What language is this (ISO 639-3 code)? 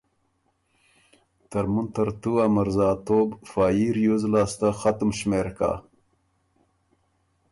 oru